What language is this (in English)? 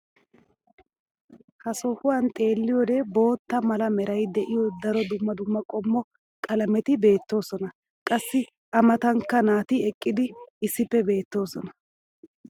Wolaytta